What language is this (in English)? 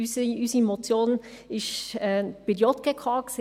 Swiss German